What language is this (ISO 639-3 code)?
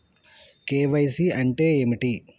tel